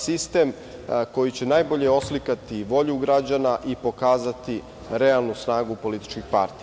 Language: Serbian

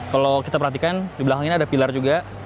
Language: Indonesian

